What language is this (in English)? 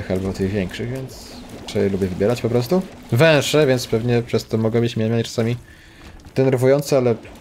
Polish